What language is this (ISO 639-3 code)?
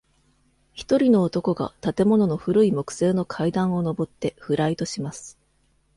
jpn